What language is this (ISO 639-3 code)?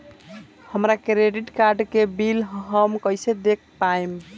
bho